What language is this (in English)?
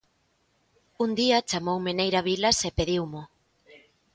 Galician